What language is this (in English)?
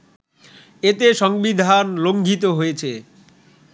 Bangla